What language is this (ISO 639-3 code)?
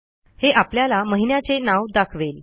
mar